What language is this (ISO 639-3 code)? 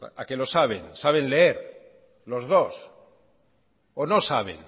spa